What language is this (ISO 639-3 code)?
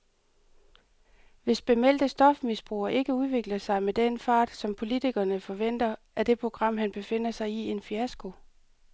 dan